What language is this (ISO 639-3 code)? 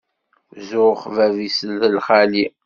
kab